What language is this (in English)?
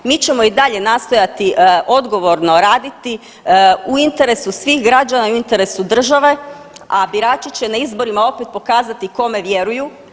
Croatian